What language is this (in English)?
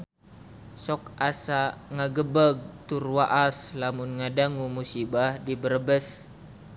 Sundanese